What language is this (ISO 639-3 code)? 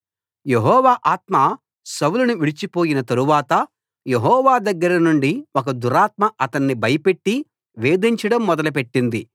tel